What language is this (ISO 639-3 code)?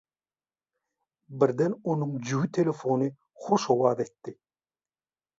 tuk